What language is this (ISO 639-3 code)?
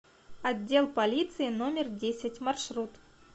rus